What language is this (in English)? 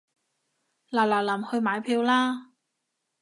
Cantonese